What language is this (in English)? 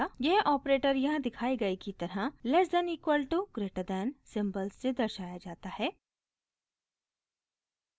Hindi